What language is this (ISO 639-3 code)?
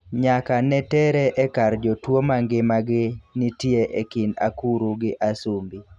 luo